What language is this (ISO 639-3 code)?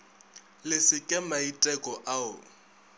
nso